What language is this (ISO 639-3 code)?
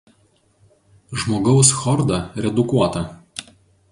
lit